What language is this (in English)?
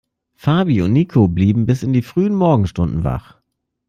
German